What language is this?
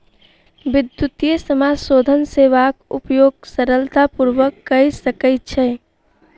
Maithili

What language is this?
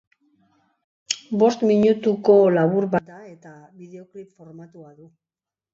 Basque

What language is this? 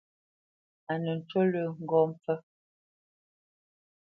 Bamenyam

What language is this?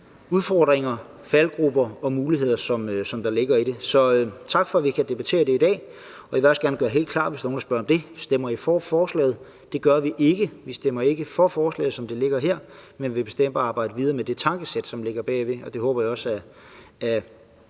Danish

